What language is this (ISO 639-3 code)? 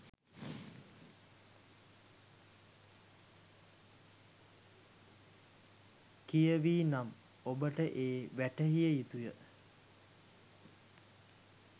sin